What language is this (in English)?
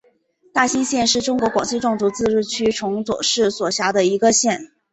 Chinese